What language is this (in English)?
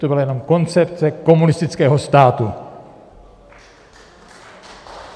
Czech